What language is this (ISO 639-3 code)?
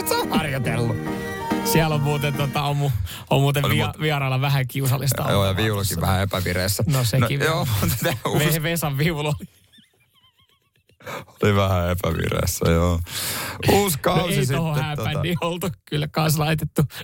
fin